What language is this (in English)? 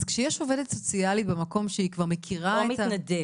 Hebrew